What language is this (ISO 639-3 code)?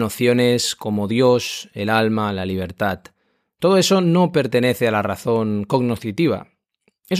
spa